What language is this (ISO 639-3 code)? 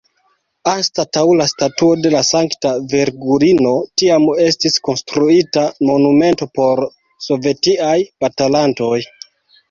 epo